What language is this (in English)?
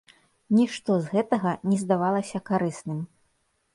Belarusian